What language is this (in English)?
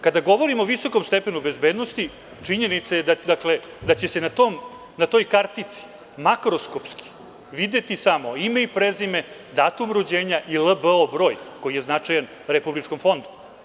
Serbian